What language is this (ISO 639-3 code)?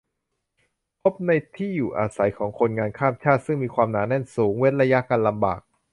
tha